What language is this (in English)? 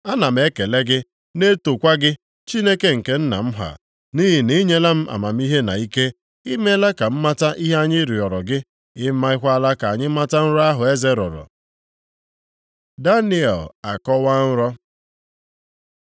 Igbo